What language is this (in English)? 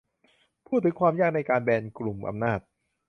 Thai